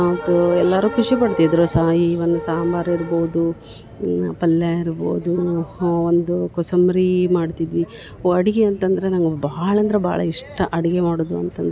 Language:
Kannada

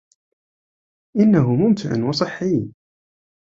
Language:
Arabic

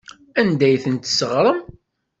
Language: Kabyle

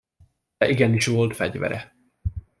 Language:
Hungarian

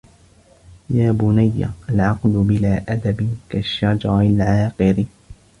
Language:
Arabic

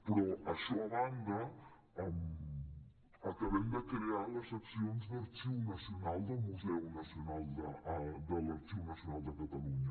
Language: Catalan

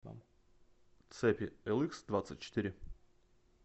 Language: Russian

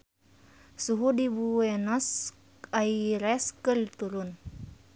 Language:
Sundanese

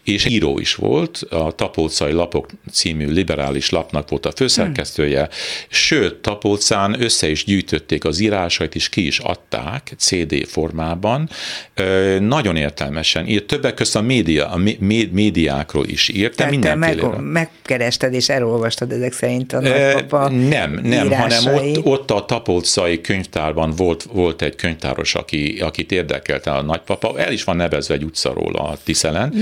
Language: Hungarian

